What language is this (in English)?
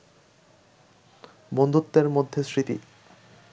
Bangla